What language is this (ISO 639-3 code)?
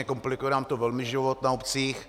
ces